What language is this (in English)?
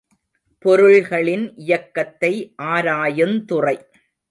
Tamil